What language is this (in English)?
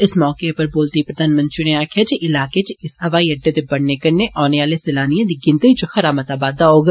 Dogri